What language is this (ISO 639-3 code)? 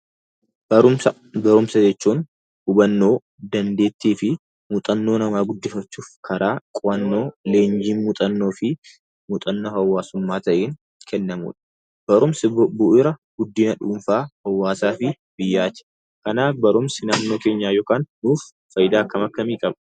orm